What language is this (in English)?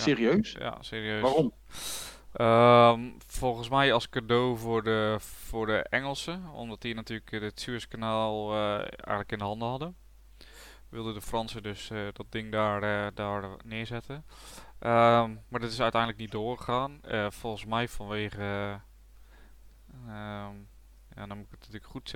Dutch